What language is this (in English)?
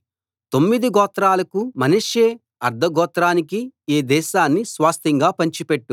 Telugu